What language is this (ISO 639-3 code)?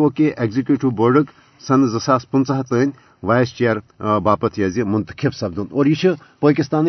urd